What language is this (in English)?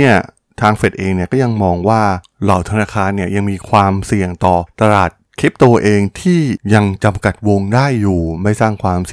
Thai